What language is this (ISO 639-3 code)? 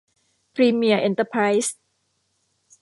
tha